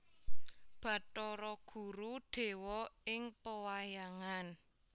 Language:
Javanese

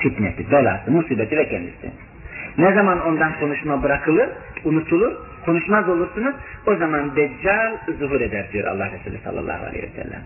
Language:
Turkish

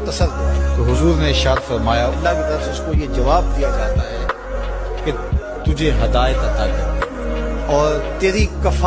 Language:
Urdu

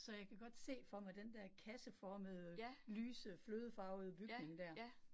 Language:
Danish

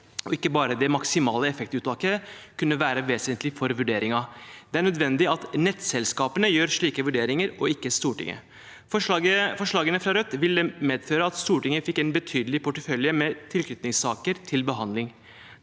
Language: Norwegian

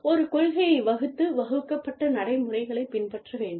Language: Tamil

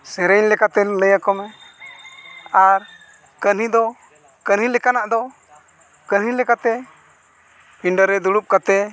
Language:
Santali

